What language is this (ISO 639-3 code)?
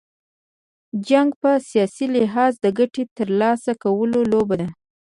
pus